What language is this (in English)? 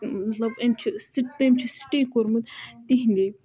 Kashmiri